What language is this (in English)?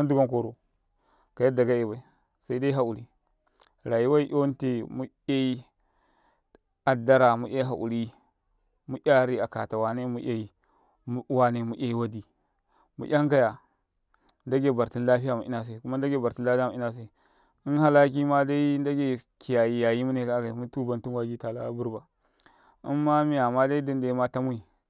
Karekare